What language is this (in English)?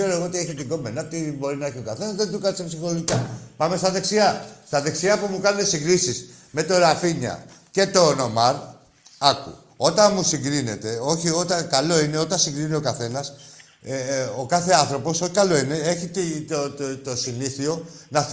Greek